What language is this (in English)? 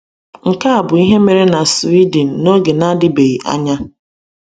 Igbo